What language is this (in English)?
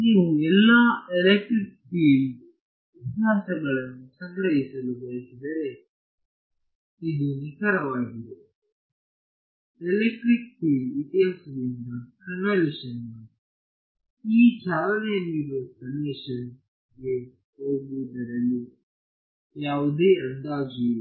Kannada